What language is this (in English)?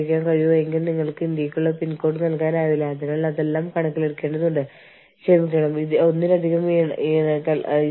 Malayalam